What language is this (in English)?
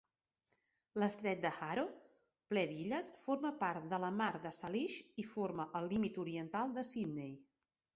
Catalan